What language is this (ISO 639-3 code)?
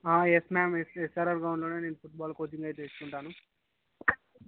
tel